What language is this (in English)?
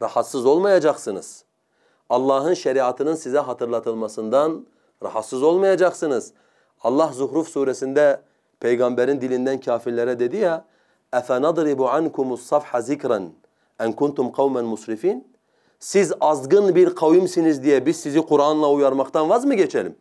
Turkish